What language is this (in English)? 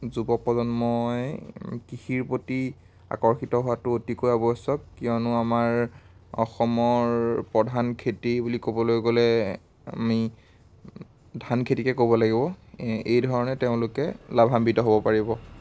Assamese